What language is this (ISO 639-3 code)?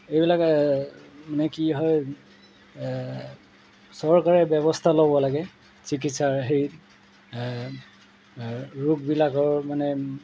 asm